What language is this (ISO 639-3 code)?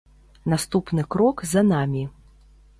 bel